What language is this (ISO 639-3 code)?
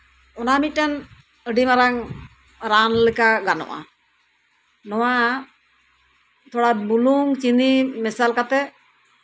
sat